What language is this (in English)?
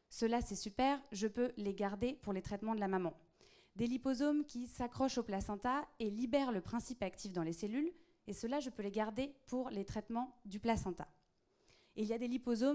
French